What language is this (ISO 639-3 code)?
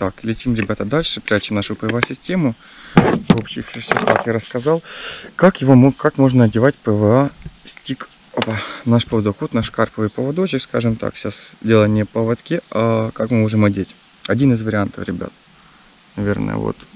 rus